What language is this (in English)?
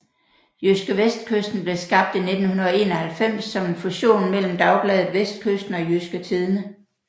Danish